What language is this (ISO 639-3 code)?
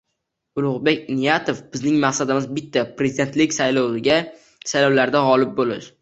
uzb